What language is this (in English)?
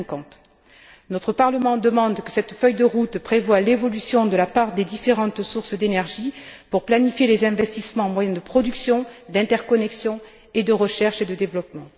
French